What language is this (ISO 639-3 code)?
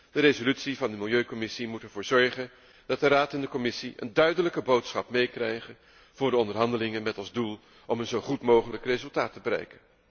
nld